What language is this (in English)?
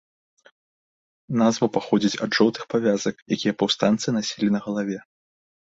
Belarusian